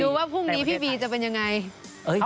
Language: Thai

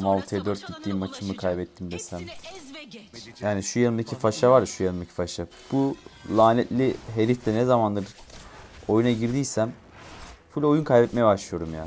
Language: Turkish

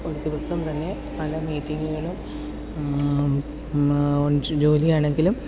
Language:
Malayalam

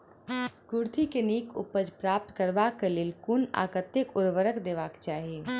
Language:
Maithili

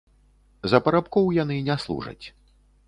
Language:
Belarusian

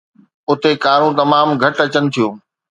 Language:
Sindhi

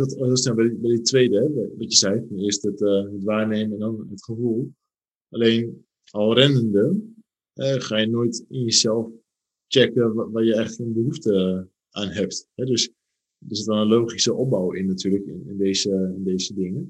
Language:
Dutch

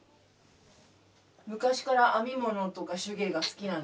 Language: Japanese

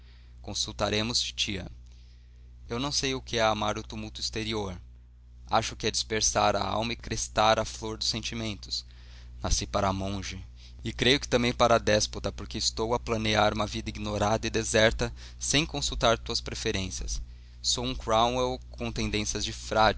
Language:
Portuguese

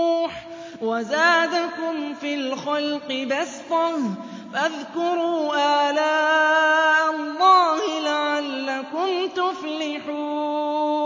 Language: Arabic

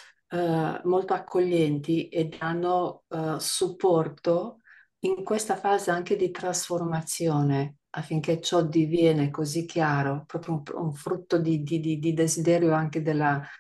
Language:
Italian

